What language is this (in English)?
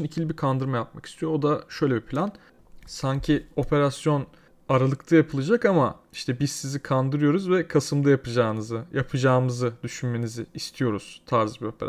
Turkish